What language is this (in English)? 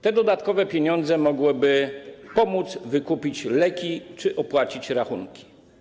Polish